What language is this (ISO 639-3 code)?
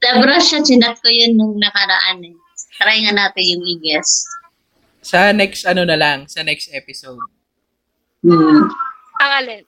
fil